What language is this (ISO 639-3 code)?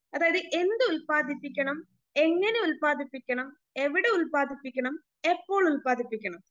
mal